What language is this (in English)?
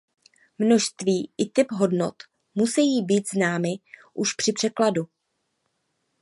Czech